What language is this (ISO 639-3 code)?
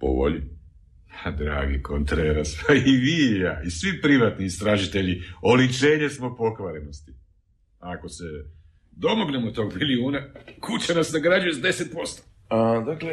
hrv